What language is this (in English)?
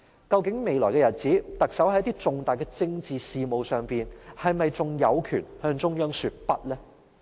Cantonese